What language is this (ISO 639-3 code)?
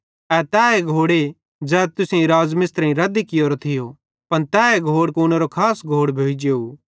bhd